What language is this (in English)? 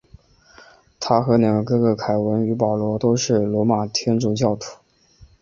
Chinese